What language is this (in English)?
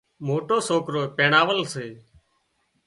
Wadiyara Koli